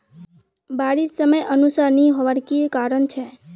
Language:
Magahi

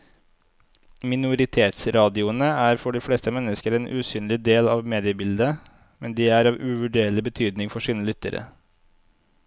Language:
Norwegian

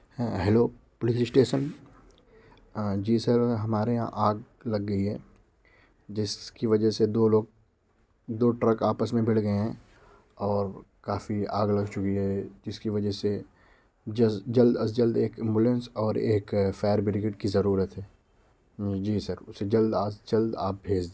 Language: Urdu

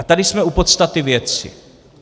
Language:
Czech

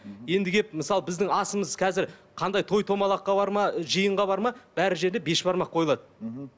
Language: Kazakh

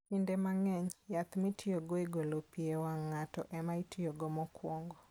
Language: Luo (Kenya and Tanzania)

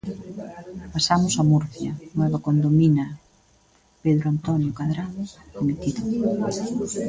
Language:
Galician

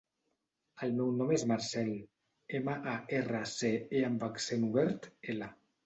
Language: Catalan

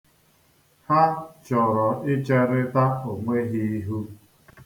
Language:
Igbo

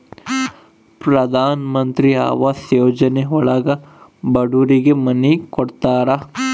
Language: Kannada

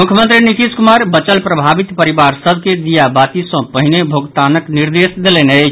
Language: Maithili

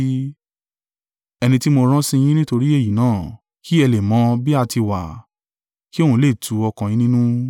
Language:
Yoruba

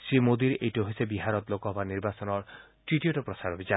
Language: Assamese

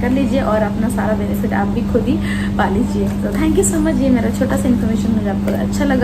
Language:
Hindi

